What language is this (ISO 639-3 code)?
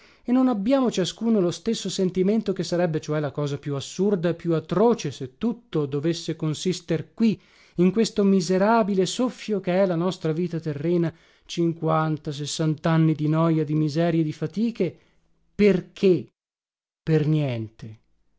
ita